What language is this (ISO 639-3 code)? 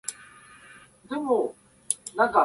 jpn